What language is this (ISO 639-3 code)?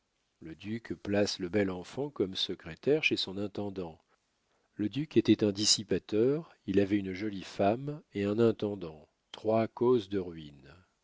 fra